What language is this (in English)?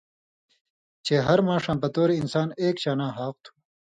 Indus Kohistani